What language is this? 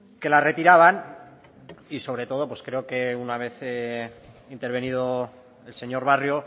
Spanish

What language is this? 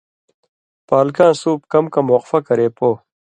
Indus Kohistani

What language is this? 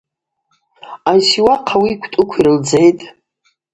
Abaza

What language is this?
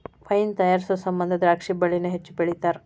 Kannada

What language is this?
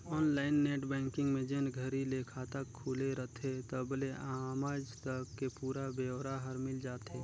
Chhattisgarhi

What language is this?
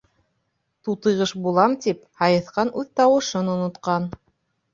Bashkir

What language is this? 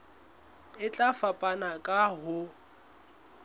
Southern Sotho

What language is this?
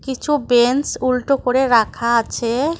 Bangla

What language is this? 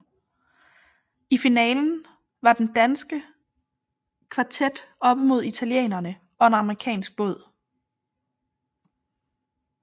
Danish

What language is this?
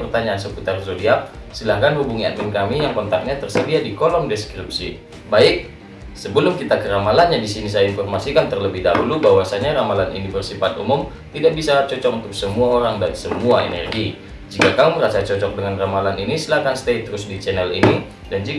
Indonesian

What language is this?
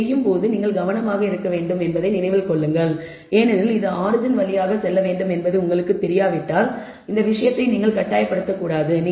Tamil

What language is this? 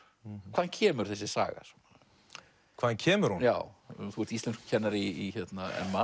Icelandic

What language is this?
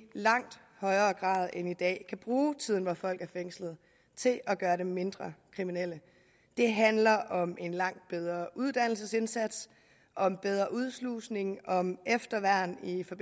Danish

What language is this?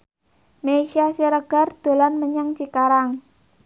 Javanese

